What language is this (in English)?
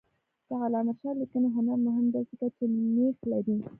Pashto